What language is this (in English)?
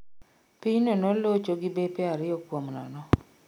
Luo (Kenya and Tanzania)